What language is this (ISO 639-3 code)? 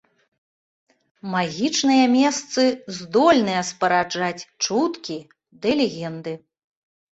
bel